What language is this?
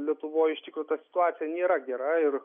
Lithuanian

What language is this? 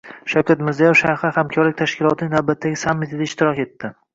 Uzbek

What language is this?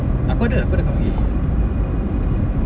English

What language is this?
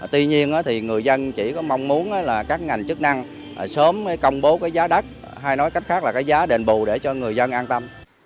Vietnamese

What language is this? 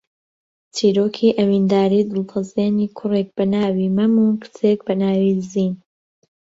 Central Kurdish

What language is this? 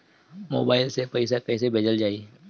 Bhojpuri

